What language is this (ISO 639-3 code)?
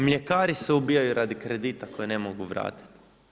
hrv